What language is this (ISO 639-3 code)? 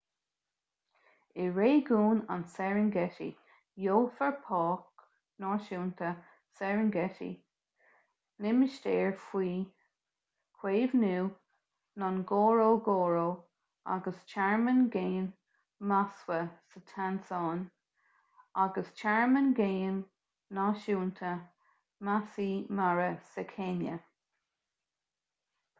gle